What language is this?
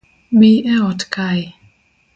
Luo (Kenya and Tanzania)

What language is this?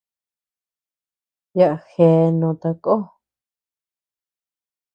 Tepeuxila Cuicatec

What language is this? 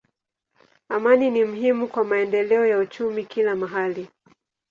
Swahili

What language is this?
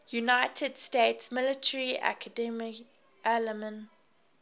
English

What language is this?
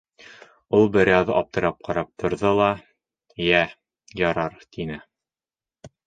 Bashkir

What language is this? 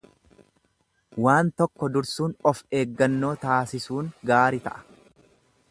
Oromo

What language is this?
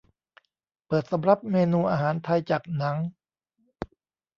Thai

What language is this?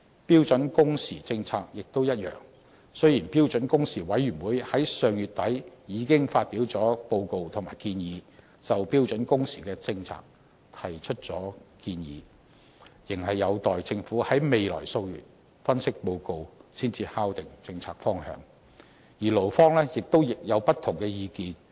Cantonese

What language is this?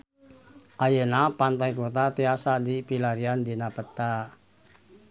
Sundanese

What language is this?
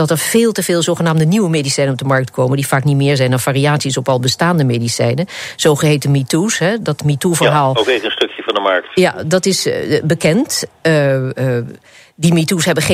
Dutch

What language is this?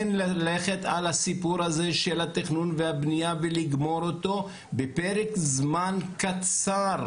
Hebrew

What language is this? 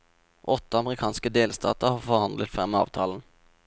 Norwegian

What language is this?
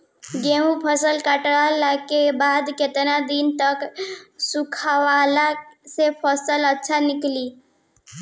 Bhojpuri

